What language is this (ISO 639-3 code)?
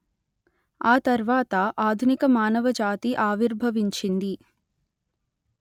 tel